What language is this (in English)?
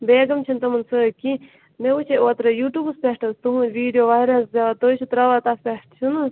Kashmiri